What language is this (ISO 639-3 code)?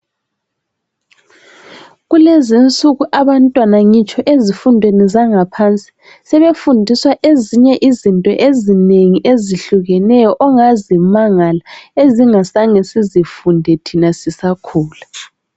nde